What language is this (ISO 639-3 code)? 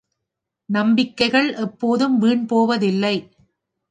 tam